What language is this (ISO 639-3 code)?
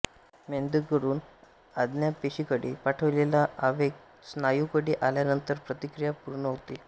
mar